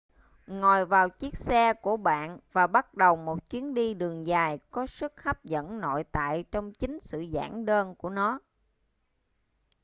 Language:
Vietnamese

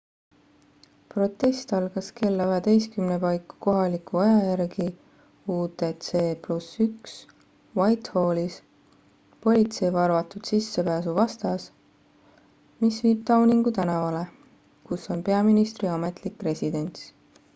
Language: Estonian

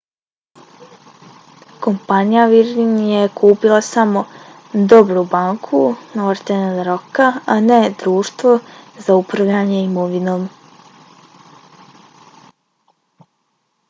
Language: Bosnian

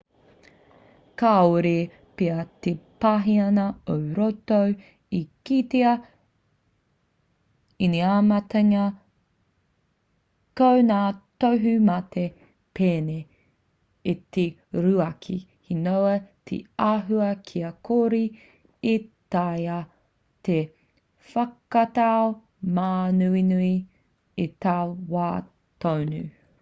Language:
Māori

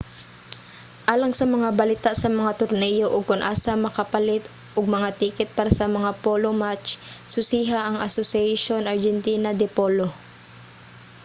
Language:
Cebuano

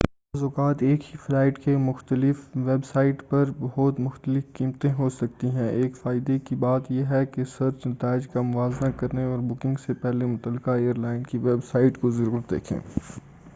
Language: Urdu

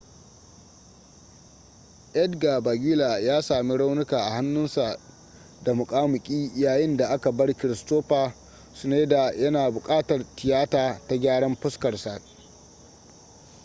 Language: Hausa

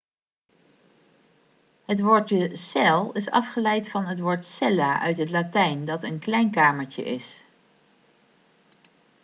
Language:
Dutch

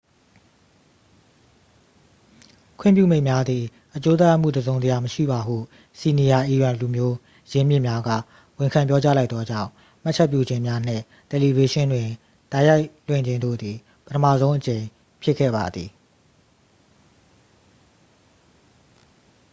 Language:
Burmese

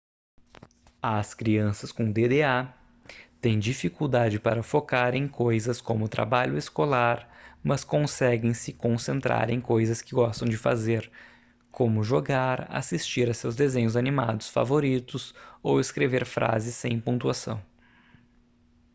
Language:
Portuguese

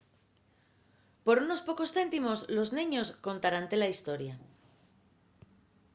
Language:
Asturian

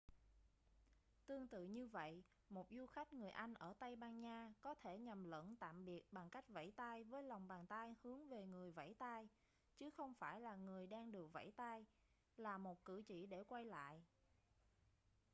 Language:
Vietnamese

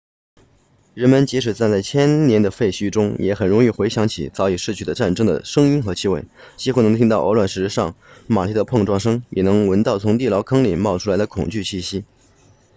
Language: Chinese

